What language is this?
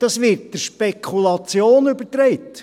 Swiss German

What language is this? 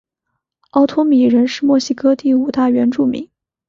Chinese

